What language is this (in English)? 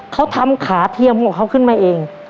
Thai